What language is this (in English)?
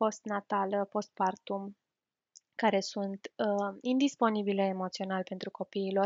Romanian